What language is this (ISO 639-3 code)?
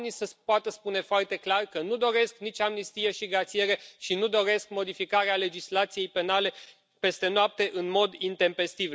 ron